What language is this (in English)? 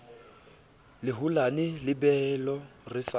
Southern Sotho